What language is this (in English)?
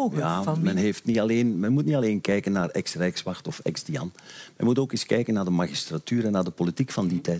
Dutch